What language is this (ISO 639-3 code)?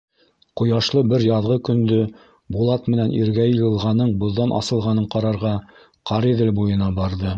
bak